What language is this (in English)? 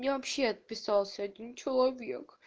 Russian